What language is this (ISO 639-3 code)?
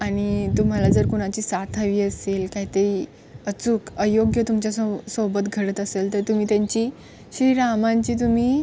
mar